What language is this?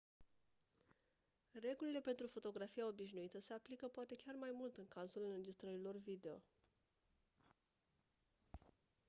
Romanian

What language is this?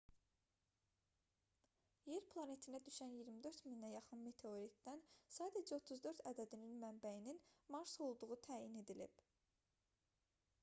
Azerbaijani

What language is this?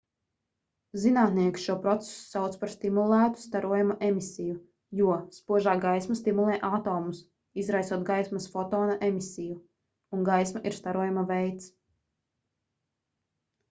Latvian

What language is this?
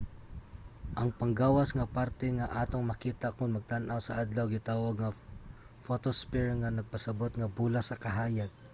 Cebuano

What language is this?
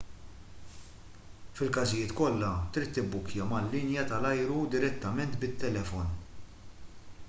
Maltese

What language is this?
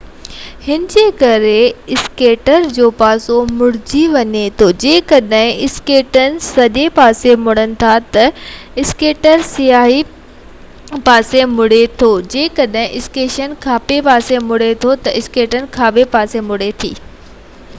Sindhi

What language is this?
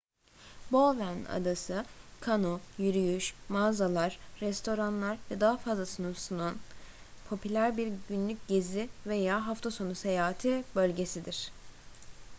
Turkish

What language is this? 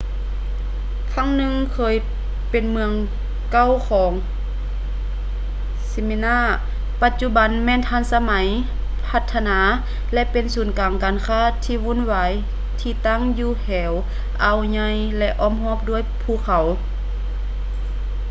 Lao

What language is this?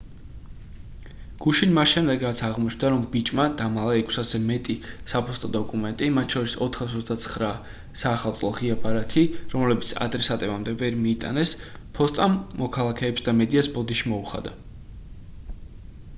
Georgian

